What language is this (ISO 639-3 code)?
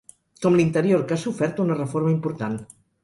cat